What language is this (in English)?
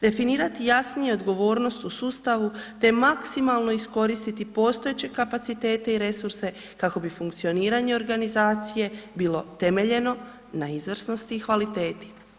Croatian